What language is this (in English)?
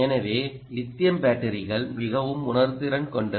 Tamil